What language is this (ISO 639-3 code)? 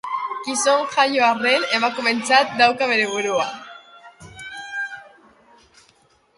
eus